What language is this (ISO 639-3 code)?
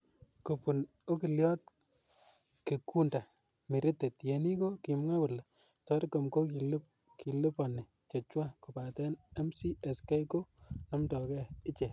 kln